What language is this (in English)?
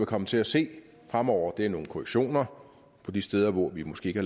Danish